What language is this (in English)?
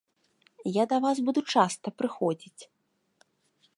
Belarusian